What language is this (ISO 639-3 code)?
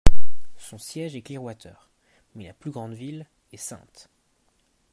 fra